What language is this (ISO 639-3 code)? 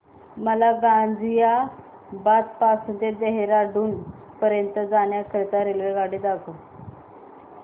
mar